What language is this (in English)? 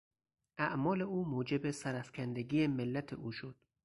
Persian